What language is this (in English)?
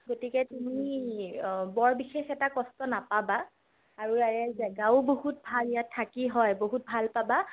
Assamese